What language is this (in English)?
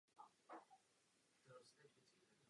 Czech